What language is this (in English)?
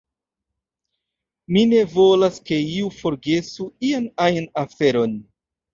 Esperanto